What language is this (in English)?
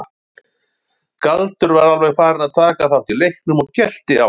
Icelandic